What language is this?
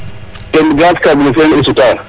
Serer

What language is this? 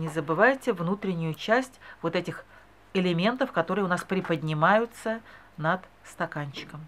Russian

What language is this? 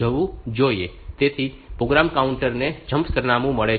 Gujarati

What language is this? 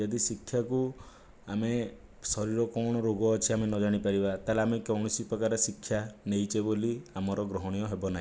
Odia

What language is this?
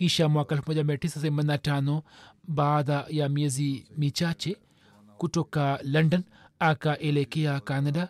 Swahili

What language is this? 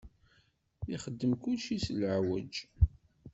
Kabyle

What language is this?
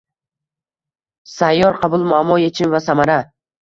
Uzbek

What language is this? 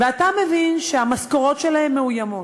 Hebrew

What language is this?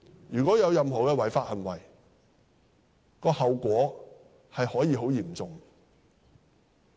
Cantonese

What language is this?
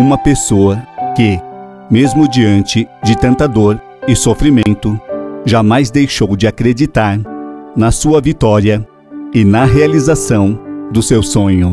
Portuguese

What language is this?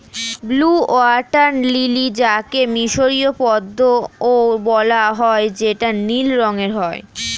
Bangla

